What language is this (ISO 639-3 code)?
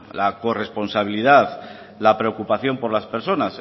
spa